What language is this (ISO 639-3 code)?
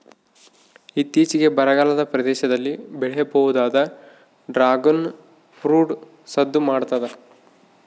kan